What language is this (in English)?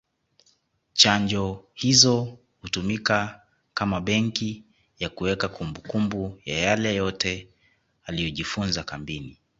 Swahili